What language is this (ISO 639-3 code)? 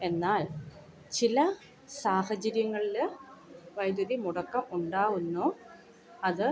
mal